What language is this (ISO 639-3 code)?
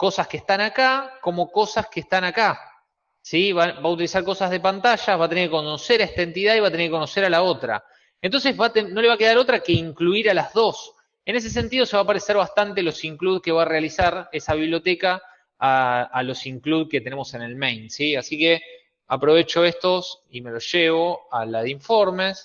spa